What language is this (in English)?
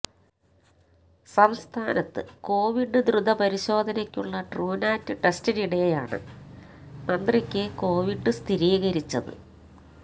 Malayalam